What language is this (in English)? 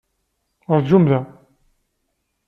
Kabyle